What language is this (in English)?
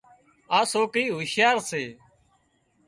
Wadiyara Koli